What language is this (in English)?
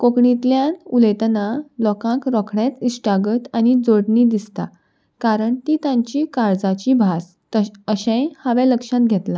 Konkani